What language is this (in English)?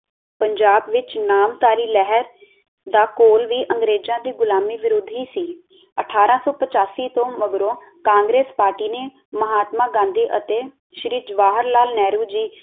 Punjabi